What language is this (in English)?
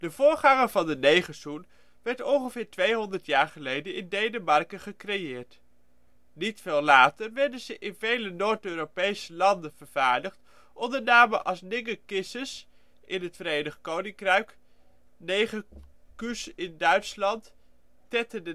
Dutch